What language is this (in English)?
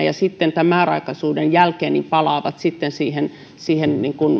Finnish